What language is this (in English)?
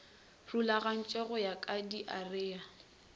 Northern Sotho